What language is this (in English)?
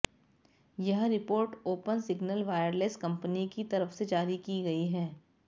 Hindi